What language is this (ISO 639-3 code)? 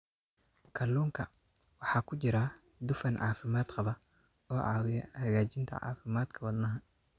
som